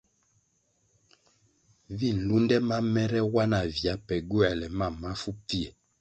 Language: Kwasio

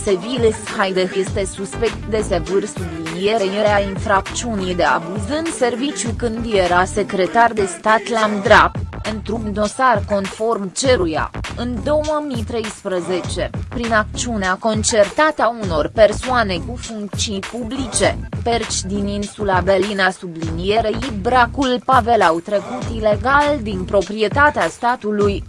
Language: Romanian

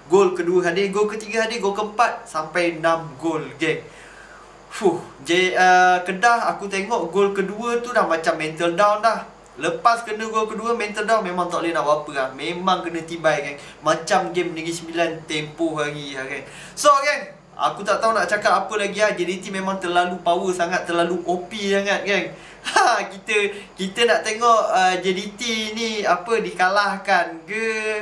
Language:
Malay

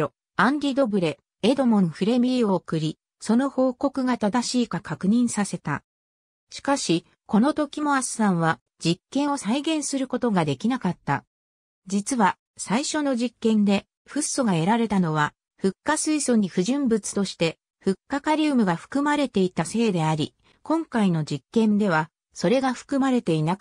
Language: Japanese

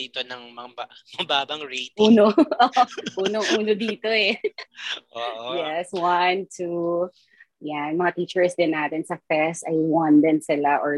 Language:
Filipino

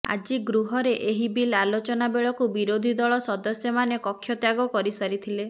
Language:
Odia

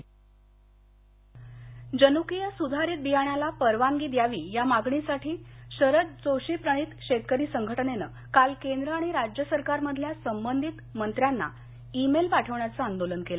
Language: Marathi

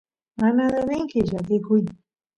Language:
Santiago del Estero Quichua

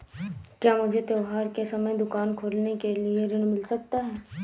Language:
Hindi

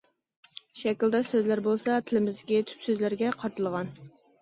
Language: Uyghur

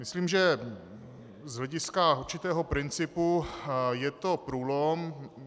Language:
Czech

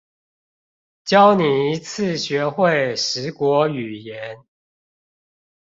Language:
Chinese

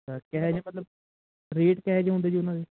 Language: Punjabi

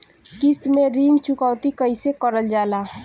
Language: Bhojpuri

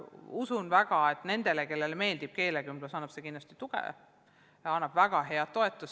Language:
Estonian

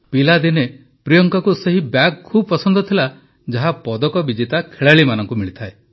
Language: Odia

